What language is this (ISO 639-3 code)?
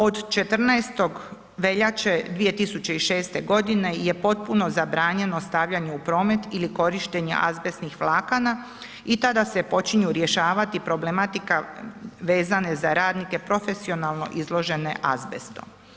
hrv